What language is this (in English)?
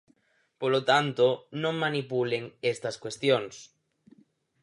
Galician